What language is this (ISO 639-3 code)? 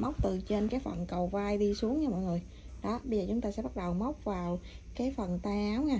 vie